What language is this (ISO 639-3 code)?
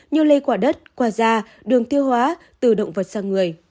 vie